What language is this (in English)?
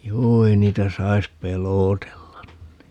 Finnish